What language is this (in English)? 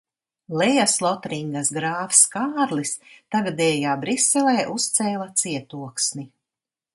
Latvian